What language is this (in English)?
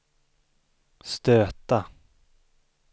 Swedish